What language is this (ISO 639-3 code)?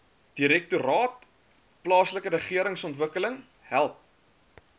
afr